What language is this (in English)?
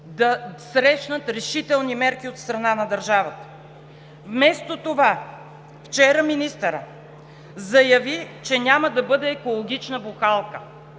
Bulgarian